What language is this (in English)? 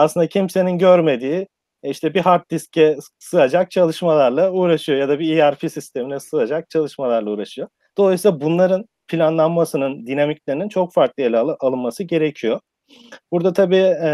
Turkish